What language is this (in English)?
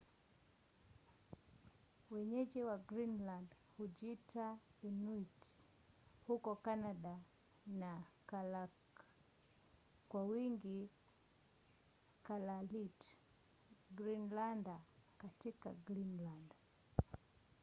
Swahili